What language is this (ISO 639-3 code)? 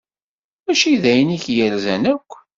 kab